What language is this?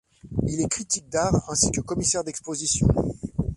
French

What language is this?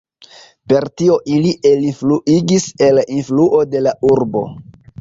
Esperanto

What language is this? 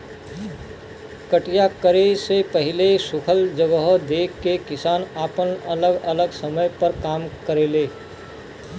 Bhojpuri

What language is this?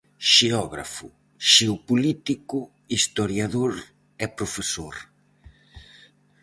Galician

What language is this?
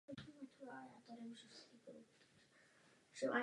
Czech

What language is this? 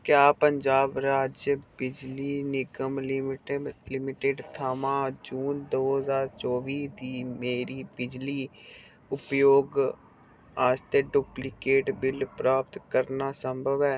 Dogri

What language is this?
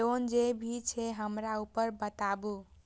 Maithili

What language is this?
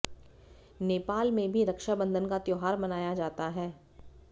Hindi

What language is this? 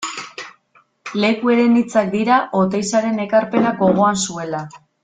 Basque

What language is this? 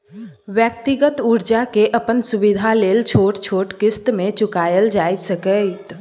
Maithili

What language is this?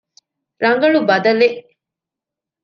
Divehi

